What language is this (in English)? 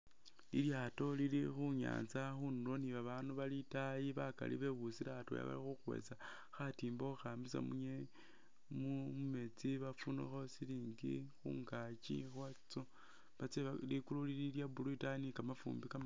Masaaba